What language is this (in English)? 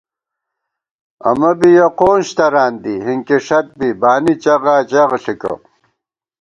Gawar-Bati